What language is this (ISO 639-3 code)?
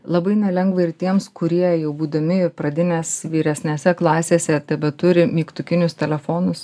lit